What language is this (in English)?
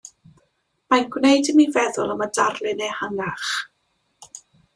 Welsh